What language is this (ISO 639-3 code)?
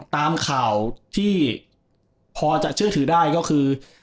tha